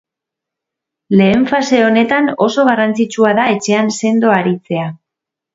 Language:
Basque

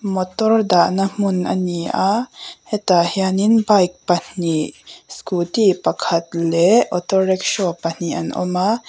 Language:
Mizo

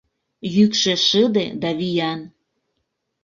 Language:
Mari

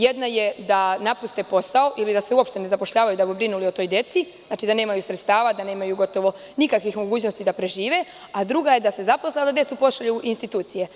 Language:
Serbian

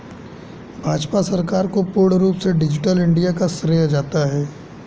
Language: Hindi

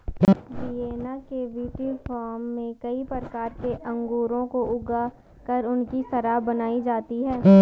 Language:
Hindi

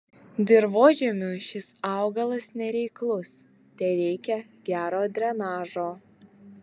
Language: Lithuanian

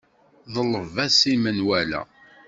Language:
Kabyle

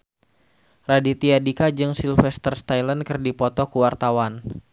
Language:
Sundanese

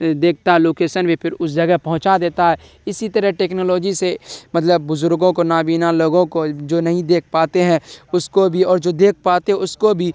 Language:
Urdu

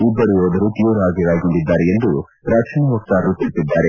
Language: Kannada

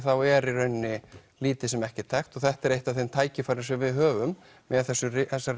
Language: Icelandic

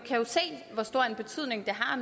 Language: Danish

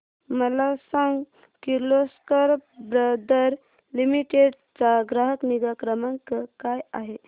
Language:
Marathi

